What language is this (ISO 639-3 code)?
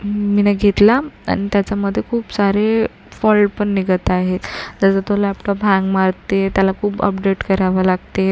mar